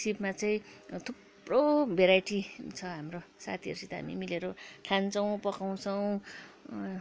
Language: Nepali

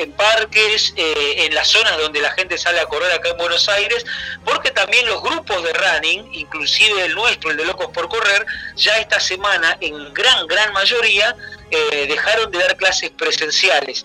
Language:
Spanish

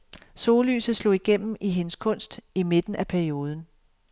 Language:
Danish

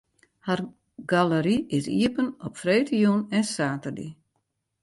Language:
Western Frisian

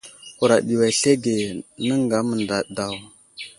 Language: Wuzlam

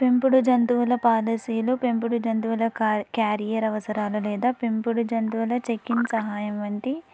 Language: Telugu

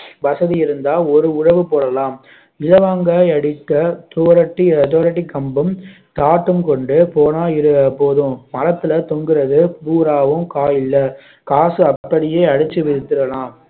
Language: Tamil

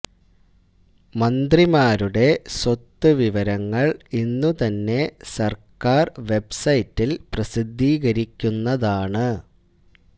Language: Malayalam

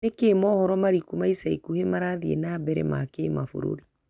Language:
Kikuyu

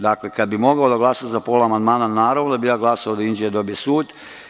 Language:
Serbian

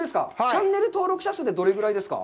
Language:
Japanese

